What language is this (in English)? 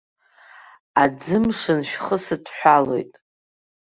Abkhazian